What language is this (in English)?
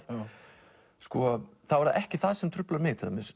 Icelandic